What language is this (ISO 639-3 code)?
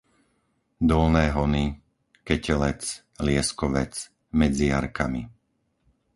slk